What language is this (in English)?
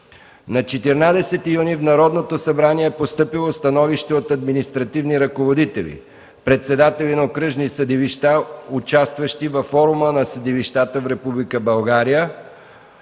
Bulgarian